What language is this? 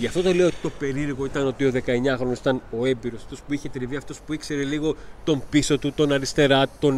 Greek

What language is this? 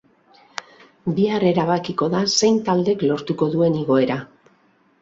Basque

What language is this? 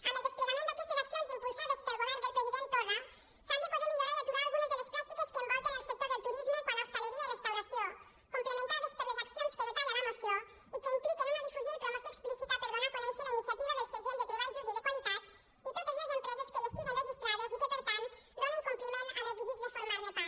Catalan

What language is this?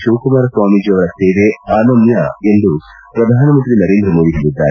Kannada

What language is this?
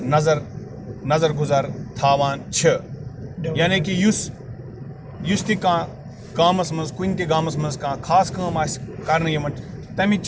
Kashmiri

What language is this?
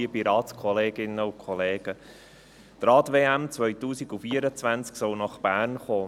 Swiss German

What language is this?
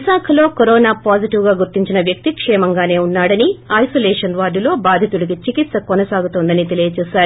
Telugu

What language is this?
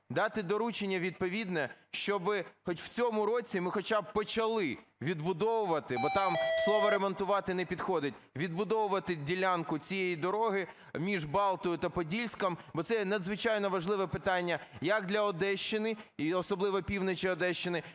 Ukrainian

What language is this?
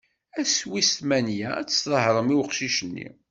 Kabyle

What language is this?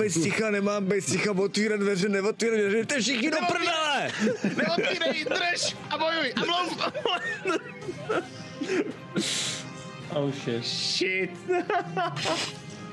Czech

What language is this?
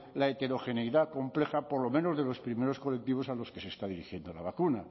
Spanish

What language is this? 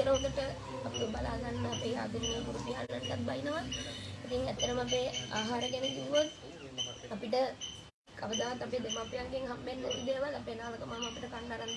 Indonesian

